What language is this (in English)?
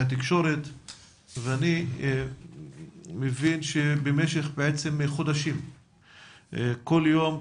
Hebrew